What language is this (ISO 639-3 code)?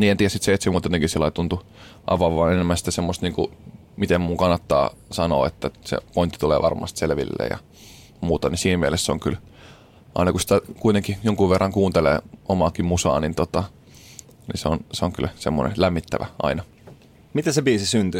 fin